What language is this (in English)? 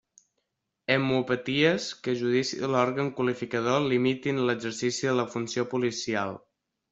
Catalan